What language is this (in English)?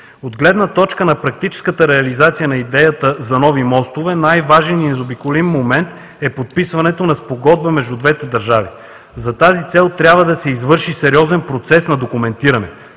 Bulgarian